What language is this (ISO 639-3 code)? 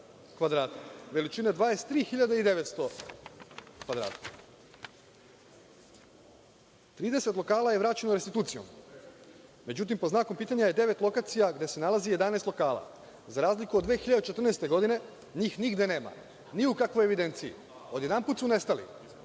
srp